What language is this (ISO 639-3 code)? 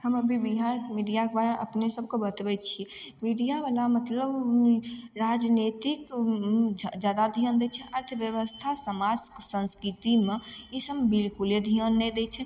mai